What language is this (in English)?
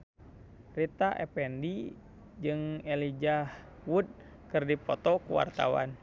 Sundanese